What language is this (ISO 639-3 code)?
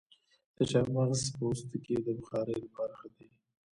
pus